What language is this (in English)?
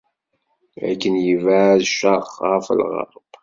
Kabyle